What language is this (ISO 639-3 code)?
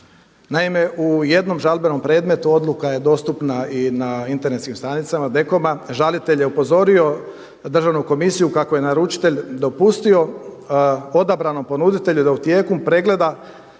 hrv